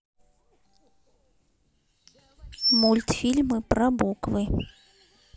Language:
Russian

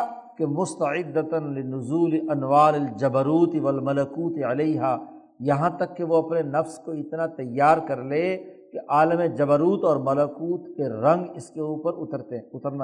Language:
Urdu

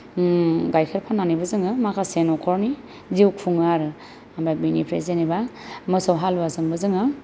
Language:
Bodo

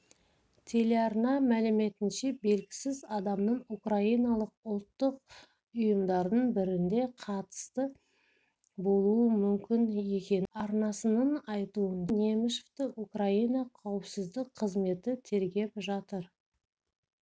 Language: Kazakh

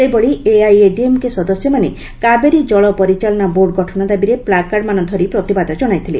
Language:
Odia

